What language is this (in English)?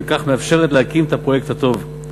Hebrew